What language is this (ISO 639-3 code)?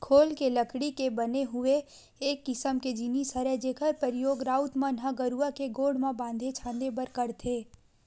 hne